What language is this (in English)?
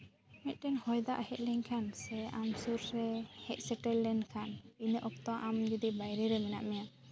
Santali